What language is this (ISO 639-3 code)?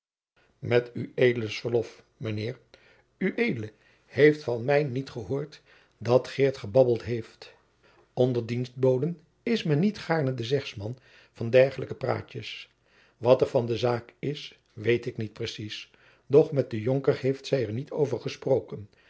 nld